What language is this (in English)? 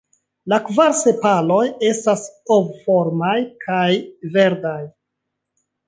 Esperanto